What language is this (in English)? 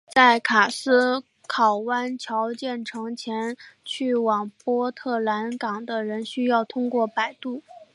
Chinese